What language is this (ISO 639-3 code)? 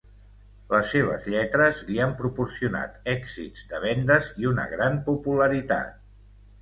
cat